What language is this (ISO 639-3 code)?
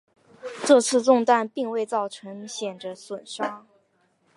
zho